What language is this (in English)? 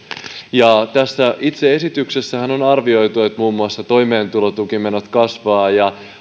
Finnish